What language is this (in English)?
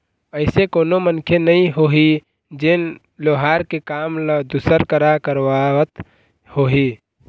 Chhattisgarhi